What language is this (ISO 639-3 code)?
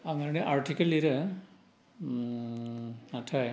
brx